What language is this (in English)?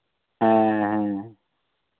Santali